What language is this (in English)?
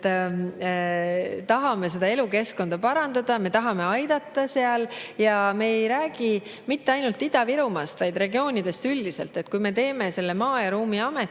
Estonian